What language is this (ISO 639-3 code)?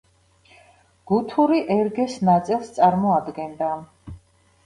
kat